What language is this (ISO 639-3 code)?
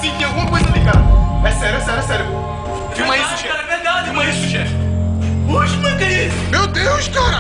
por